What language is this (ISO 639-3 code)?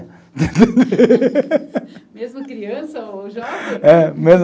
por